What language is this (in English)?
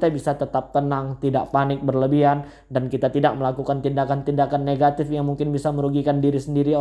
Indonesian